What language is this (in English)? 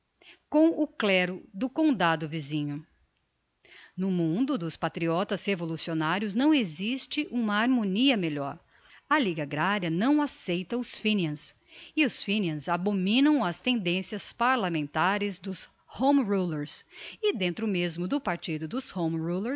Portuguese